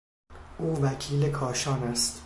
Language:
Persian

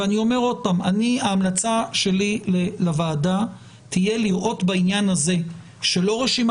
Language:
Hebrew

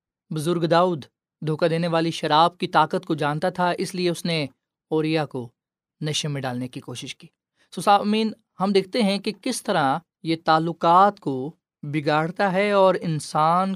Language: Urdu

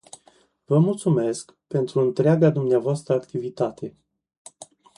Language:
Romanian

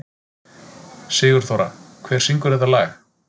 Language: Icelandic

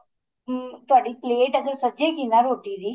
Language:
Punjabi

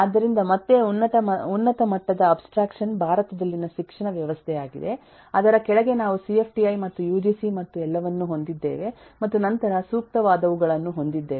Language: Kannada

